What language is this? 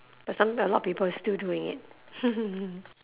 English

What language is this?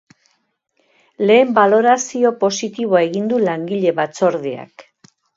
Basque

